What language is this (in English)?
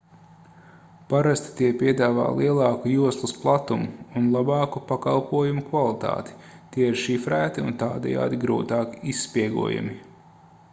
Latvian